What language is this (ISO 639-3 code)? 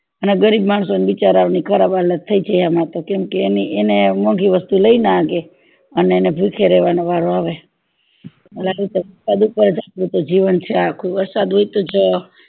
guj